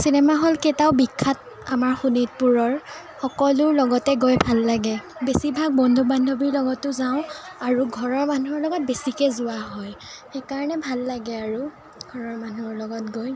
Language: Assamese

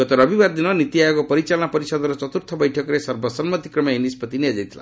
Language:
Odia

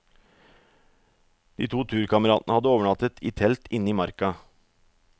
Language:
Norwegian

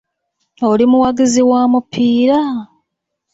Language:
Ganda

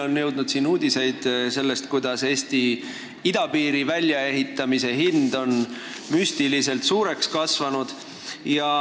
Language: Estonian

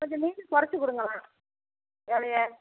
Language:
Tamil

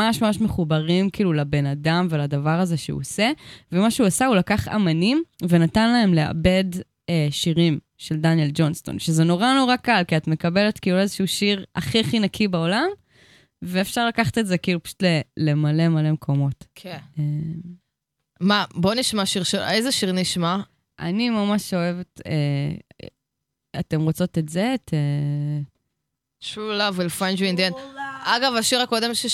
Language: Hebrew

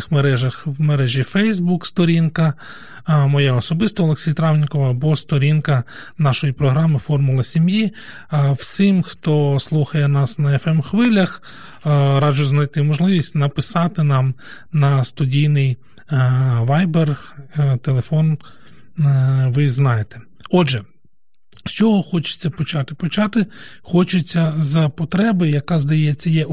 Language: Ukrainian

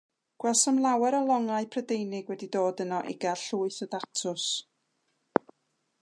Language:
Welsh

